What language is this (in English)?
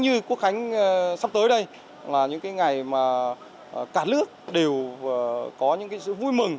Vietnamese